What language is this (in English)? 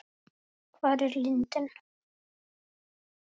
Icelandic